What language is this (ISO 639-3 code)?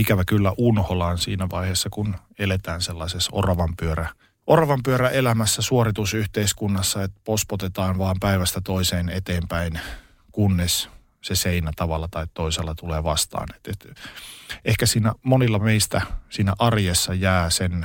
fin